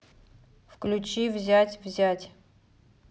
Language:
Russian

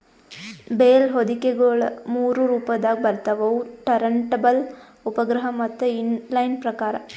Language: Kannada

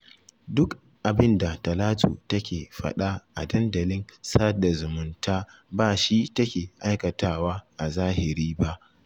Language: Hausa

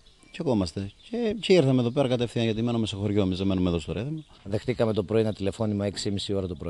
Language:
Greek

